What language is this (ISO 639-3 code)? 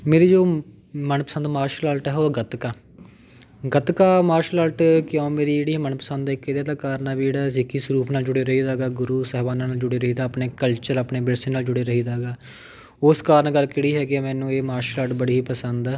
pan